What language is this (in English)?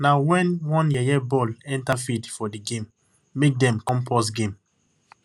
Nigerian Pidgin